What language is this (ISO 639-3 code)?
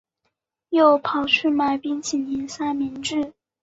zho